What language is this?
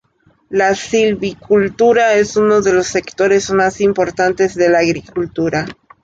Spanish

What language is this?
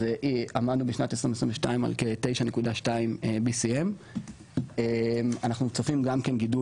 Hebrew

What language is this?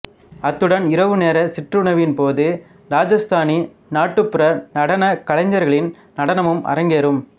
Tamil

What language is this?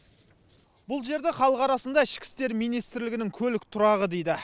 Kazakh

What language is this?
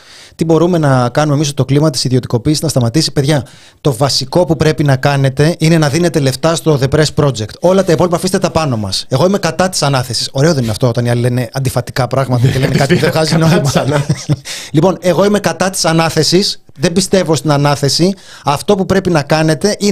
Greek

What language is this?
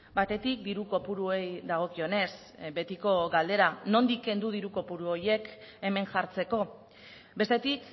Basque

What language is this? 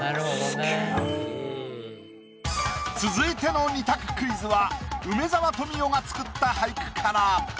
Japanese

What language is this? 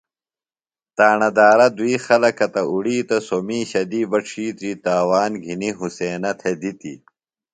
Phalura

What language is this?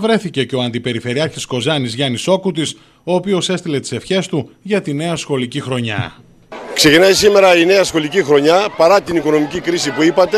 Greek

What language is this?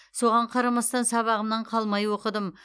Kazakh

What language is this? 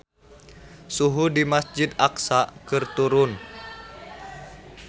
Sundanese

